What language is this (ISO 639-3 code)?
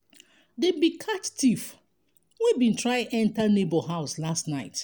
pcm